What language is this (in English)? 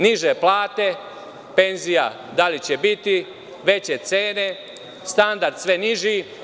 Serbian